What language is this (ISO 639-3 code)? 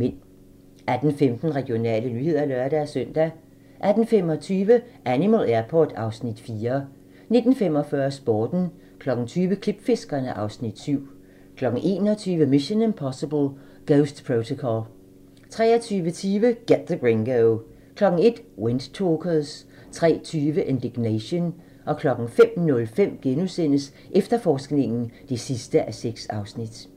dan